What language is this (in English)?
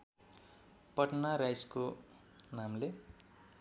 Nepali